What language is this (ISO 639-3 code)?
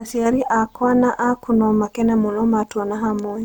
kik